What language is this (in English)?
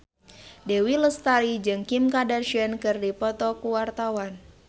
Sundanese